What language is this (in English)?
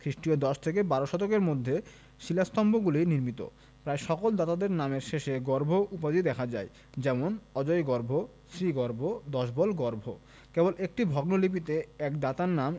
Bangla